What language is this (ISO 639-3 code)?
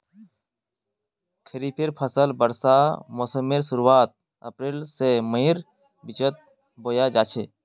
mag